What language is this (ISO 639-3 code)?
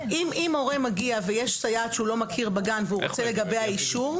heb